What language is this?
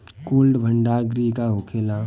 Bhojpuri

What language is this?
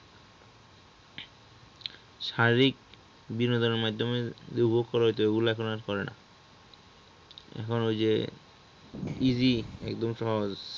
Bangla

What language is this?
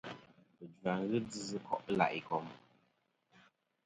Kom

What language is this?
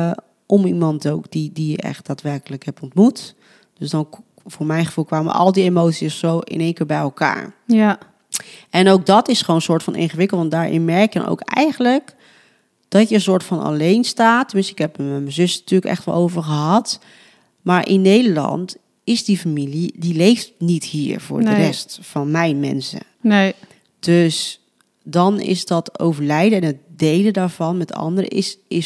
Dutch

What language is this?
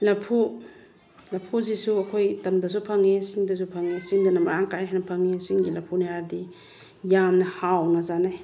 Manipuri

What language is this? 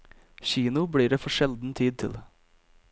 Norwegian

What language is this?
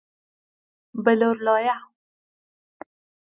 Persian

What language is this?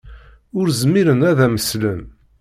Kabyle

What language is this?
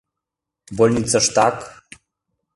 Mari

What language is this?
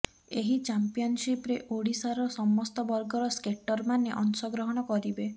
Odia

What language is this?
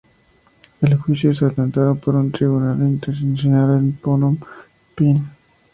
Spanish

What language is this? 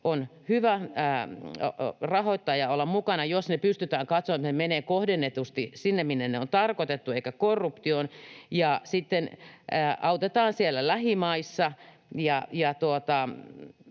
Finnish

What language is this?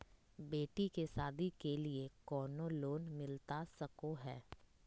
Magahi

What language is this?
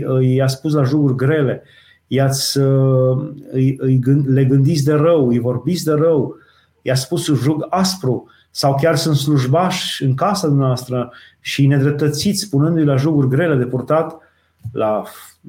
Romanian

